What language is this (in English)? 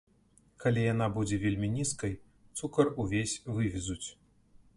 Belarusian